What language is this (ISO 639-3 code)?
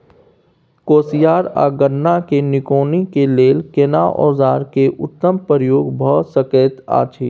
mai